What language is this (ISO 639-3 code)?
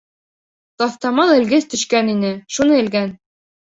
bak